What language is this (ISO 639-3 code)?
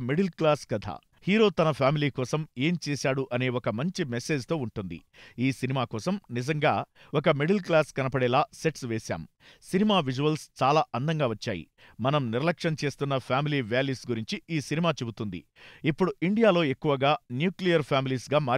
tel